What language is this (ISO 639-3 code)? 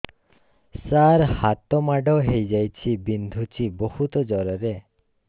ori